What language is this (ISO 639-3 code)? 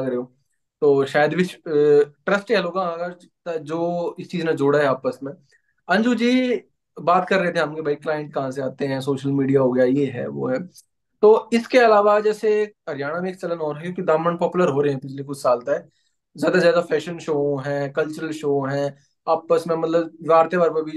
hin